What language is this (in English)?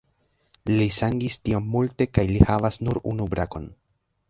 Esperanto